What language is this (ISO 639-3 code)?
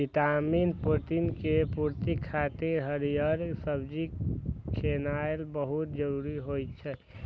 mai